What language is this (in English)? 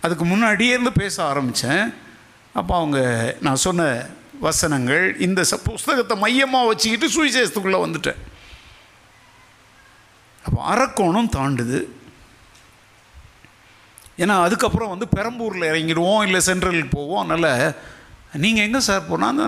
Tamil